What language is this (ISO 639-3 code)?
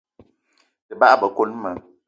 eto